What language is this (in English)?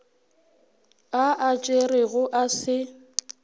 Northern Sotho